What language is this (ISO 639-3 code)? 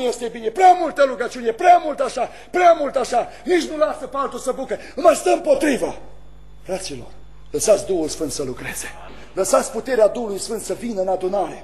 ron